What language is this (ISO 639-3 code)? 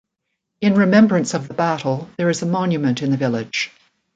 eng